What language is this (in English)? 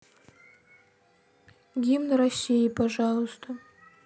Russian